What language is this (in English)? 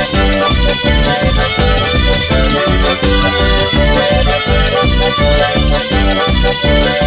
Spanish